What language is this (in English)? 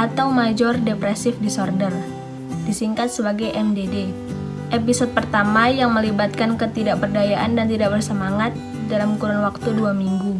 Indonesian